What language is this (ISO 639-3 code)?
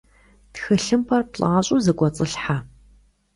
kbd